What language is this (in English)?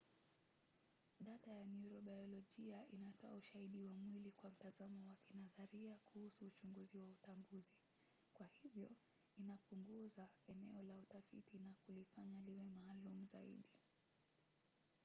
Swahili